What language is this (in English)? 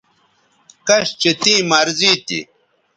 Bateri